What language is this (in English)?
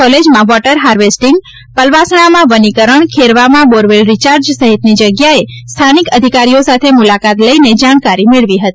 Gujarati